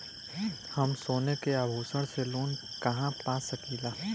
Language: Bhojpuri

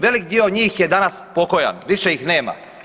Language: Croatian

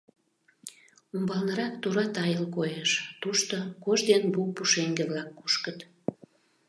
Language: Mari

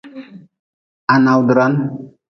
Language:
Nawdm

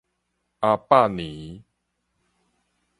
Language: Min Nan Chinese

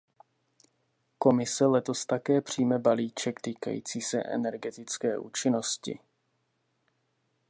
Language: Czech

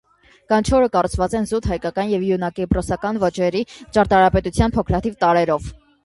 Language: Armenian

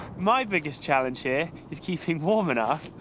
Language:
English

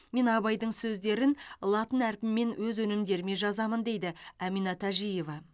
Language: Kazakh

